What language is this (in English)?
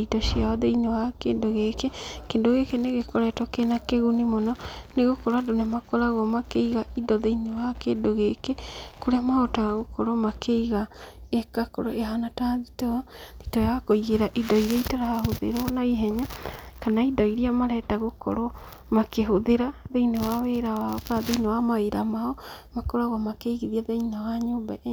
Kikuyu